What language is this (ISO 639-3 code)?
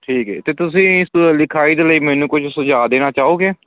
pan